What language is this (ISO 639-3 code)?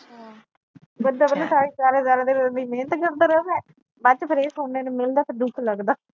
pan